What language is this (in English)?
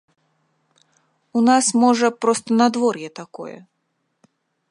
Belarusian